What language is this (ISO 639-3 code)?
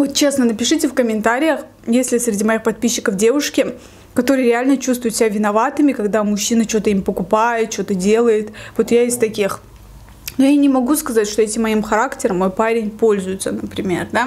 rus